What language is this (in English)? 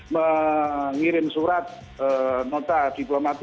Indonesian